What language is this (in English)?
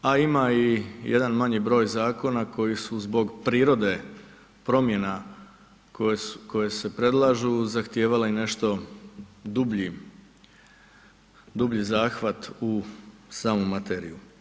Croatian